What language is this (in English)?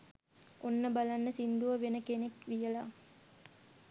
Sinhala